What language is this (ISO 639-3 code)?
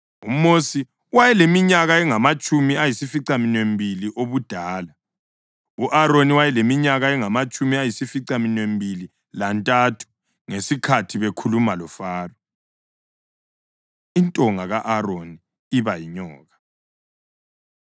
nde